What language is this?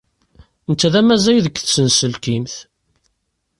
Kabyle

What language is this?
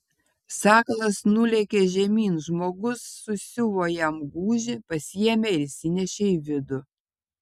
Lithuanian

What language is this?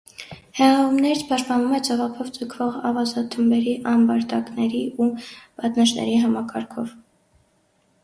Armenian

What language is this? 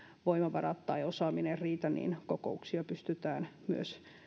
Finnish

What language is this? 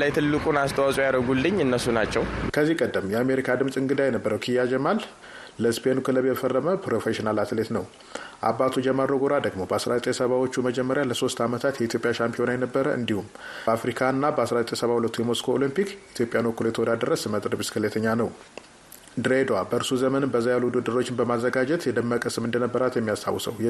Amharic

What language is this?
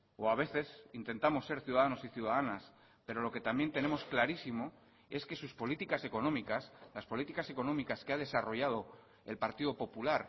Spanish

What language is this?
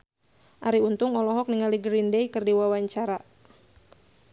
Sundanese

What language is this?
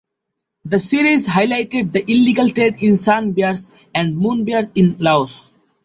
English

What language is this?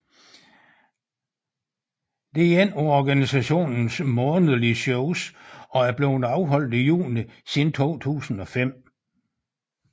Danish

